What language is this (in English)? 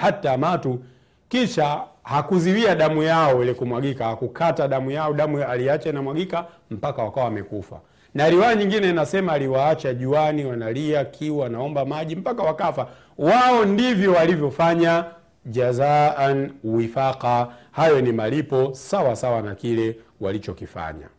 Swahili